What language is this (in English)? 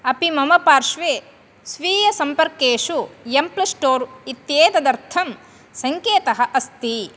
Sanskrit